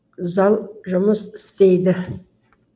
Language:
Kazakh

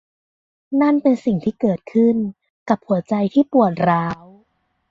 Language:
Thai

